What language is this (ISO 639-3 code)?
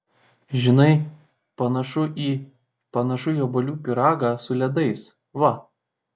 lit